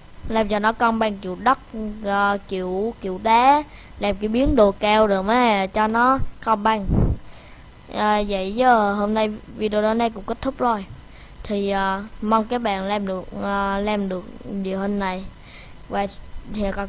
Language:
Vietnamese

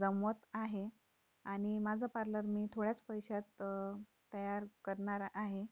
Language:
Marathi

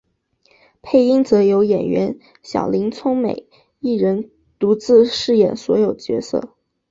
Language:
Chinese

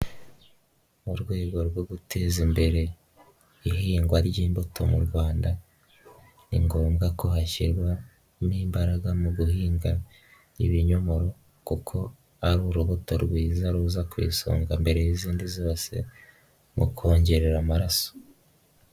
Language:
Kinyarwanda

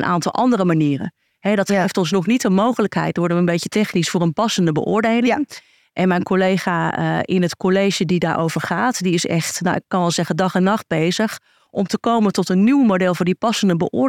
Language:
Dutch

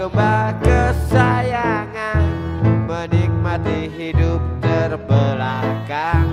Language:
Indonesian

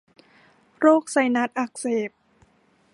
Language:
Thai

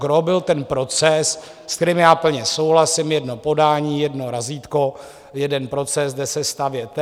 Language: Czech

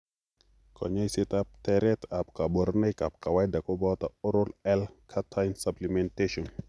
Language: Kalenjin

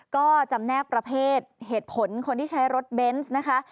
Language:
Thai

